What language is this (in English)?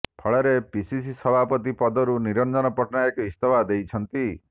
Odia